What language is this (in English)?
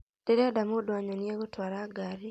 Kikuyu